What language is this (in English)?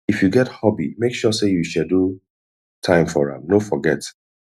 Nigerian Pidgin